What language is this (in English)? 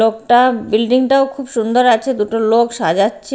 Bangla